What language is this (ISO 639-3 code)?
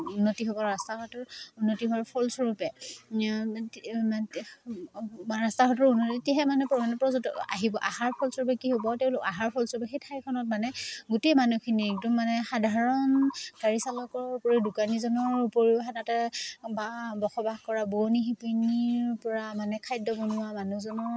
asm